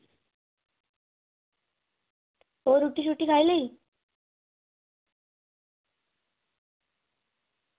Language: Dogri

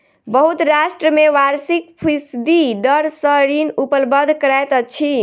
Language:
Maithili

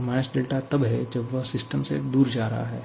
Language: Hindi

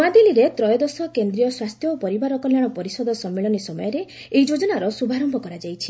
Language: Odia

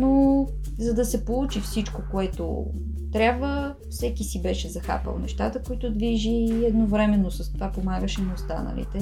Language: Bulgarian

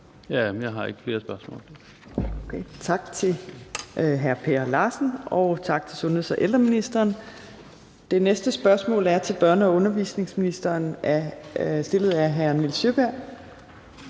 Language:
Danish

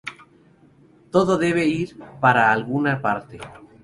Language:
Spanish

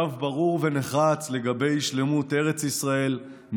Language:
Hebrew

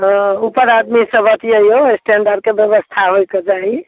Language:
Maithili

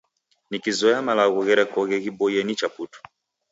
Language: Taita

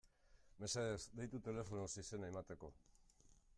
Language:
Basque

